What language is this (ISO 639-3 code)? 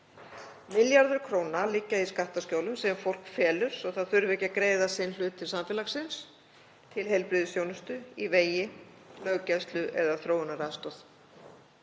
isl